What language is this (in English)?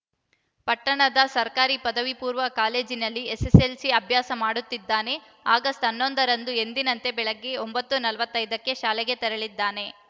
Kannada